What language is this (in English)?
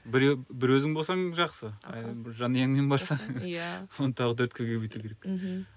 Kazakh